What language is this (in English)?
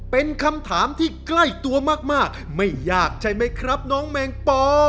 Thai